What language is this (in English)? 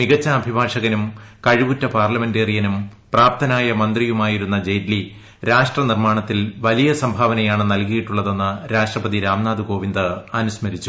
Malayalam